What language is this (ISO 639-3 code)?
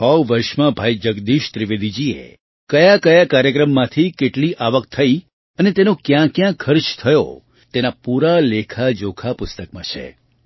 guj